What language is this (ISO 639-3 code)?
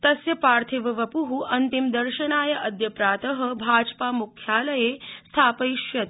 san